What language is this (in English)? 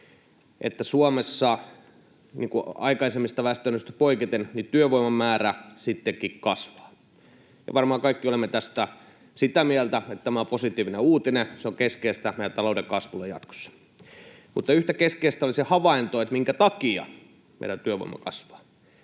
Finnish